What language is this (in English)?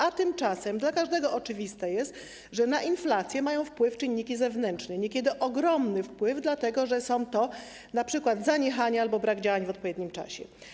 Polish